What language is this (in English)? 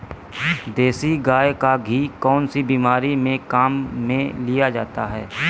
Hindi